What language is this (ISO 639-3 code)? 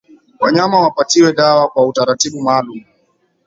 swa